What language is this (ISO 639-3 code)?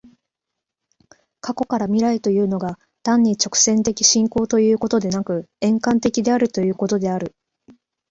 jpn